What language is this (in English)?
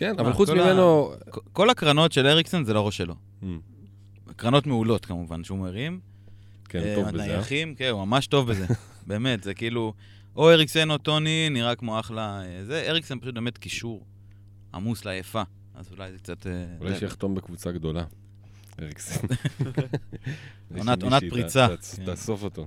Hebrew